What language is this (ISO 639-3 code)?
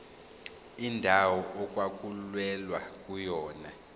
zul